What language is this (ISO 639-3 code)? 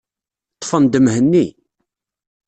kab